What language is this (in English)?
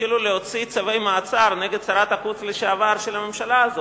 Hebrew